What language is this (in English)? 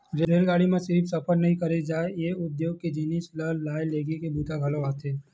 Chhattisgarhi